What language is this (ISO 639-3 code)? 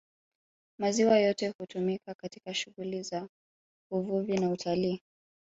swa